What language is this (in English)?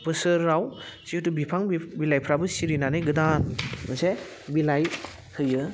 Bodo